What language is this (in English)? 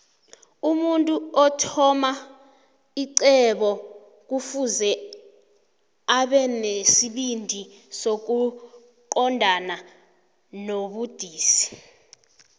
South Ndebele